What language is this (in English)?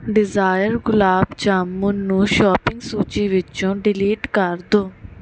Punjabi